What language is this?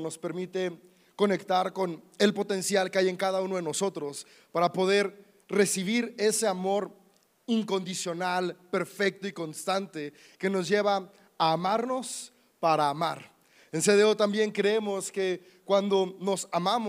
Spanish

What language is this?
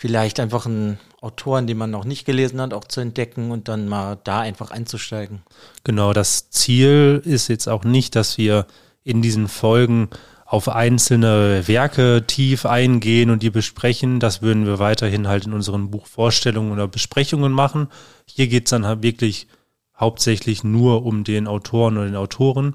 German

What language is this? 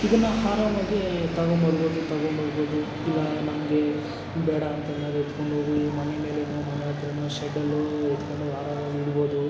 Kannada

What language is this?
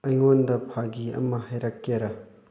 Manipuri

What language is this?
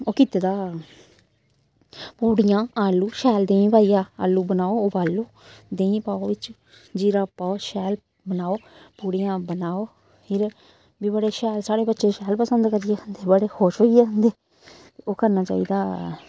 Dogri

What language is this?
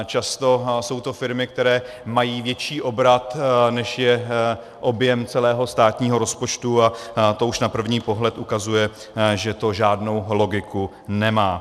Czech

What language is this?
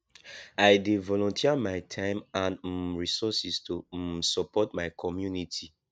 Nigerian Pidgin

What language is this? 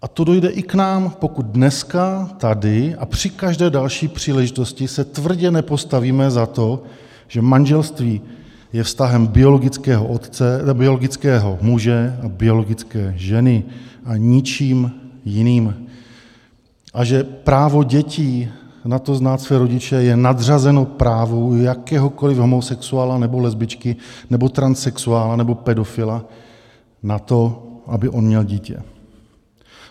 Czech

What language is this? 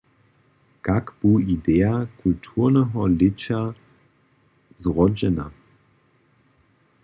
Upper Sorbian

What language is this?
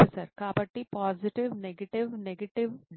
Telugu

